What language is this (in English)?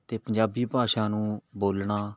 Punjabi